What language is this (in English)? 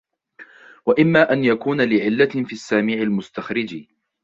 Arabic